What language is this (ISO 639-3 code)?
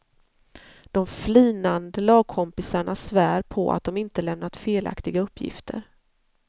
swe